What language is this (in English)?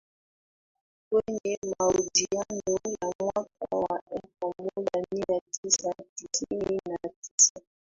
Swahili